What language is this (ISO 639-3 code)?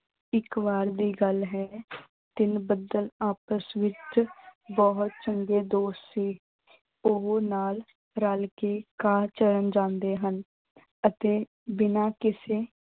pan